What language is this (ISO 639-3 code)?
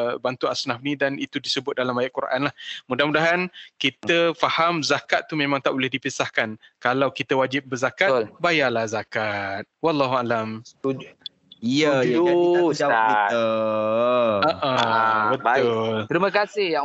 msa